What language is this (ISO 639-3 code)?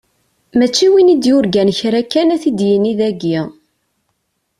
kab